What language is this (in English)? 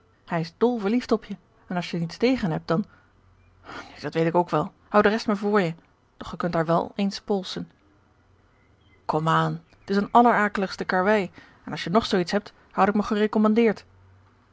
Dutch